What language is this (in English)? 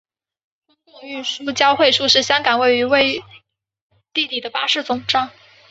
Chinese